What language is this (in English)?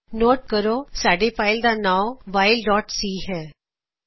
Punjabi